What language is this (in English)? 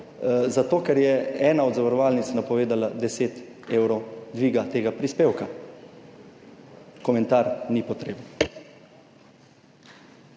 Slovenian